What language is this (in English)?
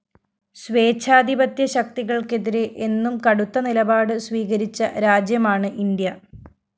Malayalam